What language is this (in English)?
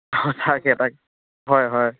Assamese